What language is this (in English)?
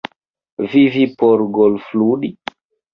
Esperanto